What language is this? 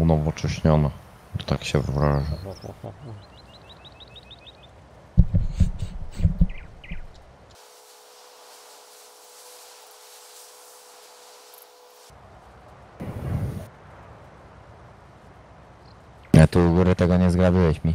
Polish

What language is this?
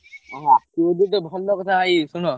Odia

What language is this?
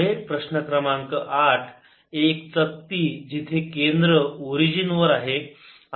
Marathi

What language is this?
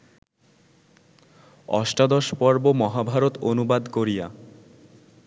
Bangla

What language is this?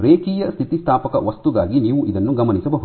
Kannada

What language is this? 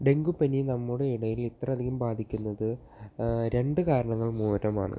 Malayalam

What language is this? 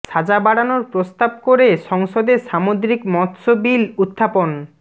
Bangla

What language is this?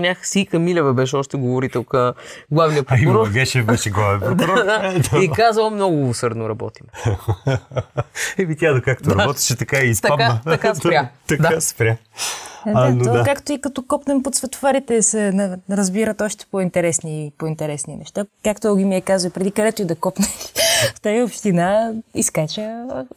Bulgarian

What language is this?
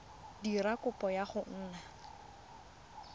Tswana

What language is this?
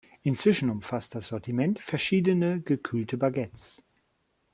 German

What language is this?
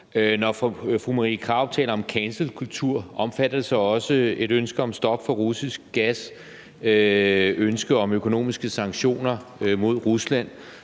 Danish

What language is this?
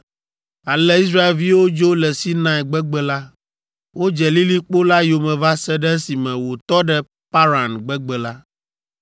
Ewe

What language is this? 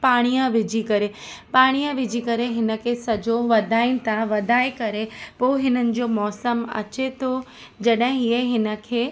Sindhi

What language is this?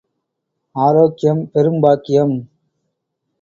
Tamil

